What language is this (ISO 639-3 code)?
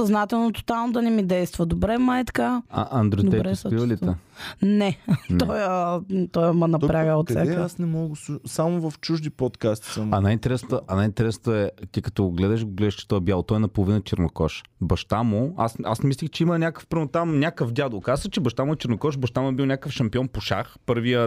bul